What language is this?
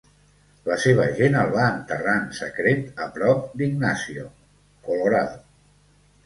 Catalan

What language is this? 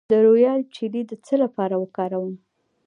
Pashto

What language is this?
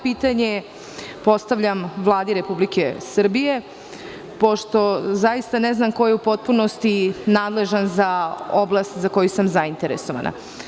Serbian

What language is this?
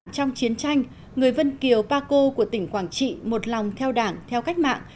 Vietnamese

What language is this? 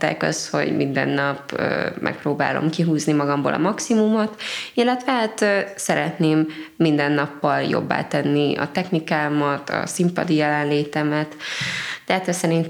Hungarian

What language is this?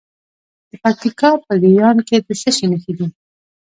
Pashto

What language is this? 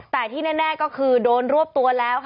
Thai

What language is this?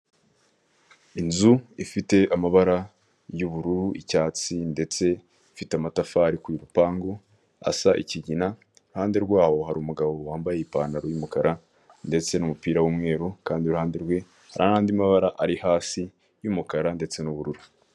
Kinyarwanda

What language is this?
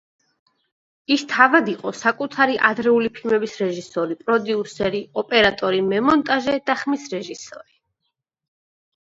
Georgian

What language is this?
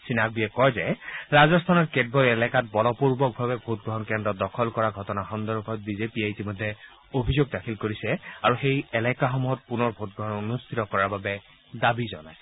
Assamese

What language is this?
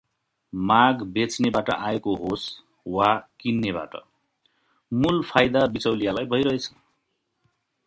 Nepali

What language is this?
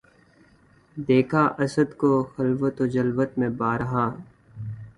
Urdu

